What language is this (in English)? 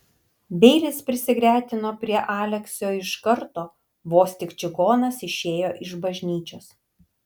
Lithuanian